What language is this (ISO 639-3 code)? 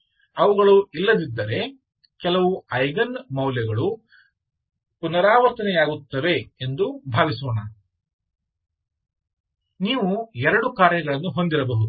kan